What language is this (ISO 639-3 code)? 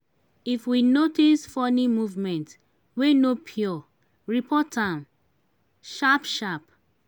pcm